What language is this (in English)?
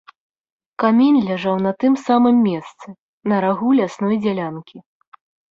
Belarusian